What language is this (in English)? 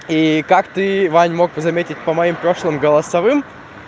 Russian